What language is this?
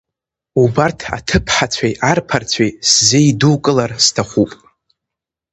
Abkhazian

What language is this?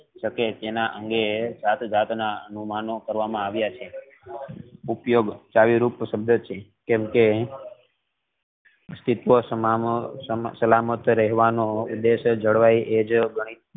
Gujarati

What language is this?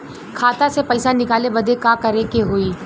Bhojpuri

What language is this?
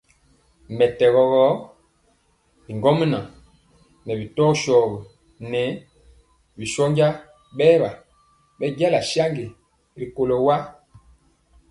Mpiemo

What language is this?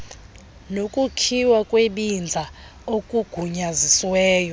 Xhosa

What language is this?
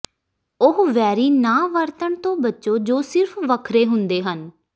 Punjabi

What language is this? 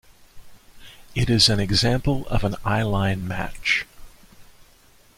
English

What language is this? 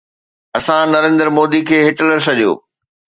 Sindhi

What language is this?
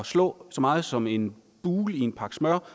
Danish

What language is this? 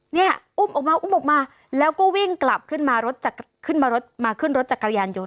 Thai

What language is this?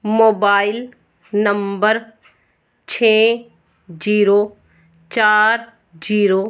Punjabi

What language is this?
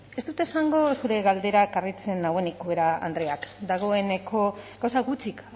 Basque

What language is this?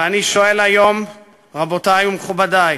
Hebrew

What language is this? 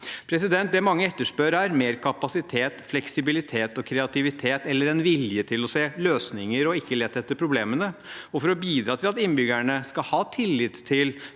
Norwegian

